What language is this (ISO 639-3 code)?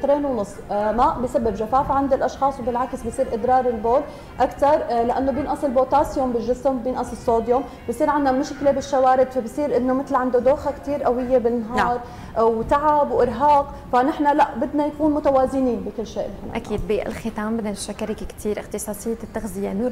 ara